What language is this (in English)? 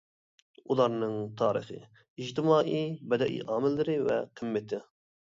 Uyghur